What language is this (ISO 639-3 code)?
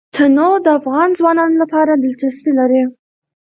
pus